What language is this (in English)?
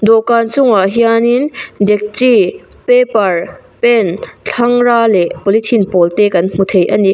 Mizo